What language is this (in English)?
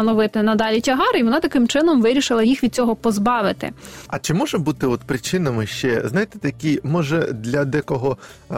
Ukrainian